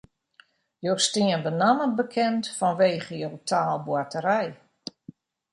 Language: Western Frisian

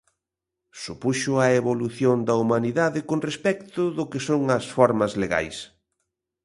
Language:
Galician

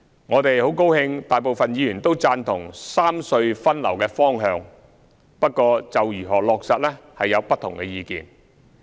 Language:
Cantonese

